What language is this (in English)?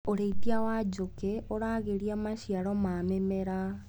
Kikuyu